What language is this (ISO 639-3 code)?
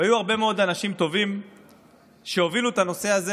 heb